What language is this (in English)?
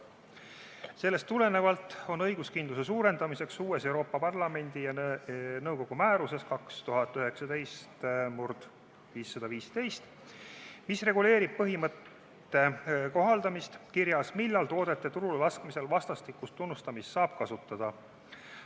Estonian